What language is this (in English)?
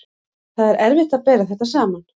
Icelandic